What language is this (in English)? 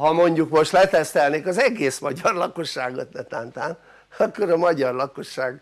Hungarian